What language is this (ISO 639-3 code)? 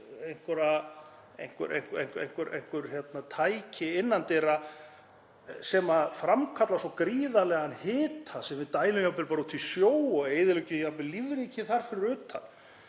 isl